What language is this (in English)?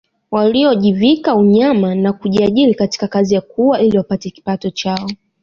Swahili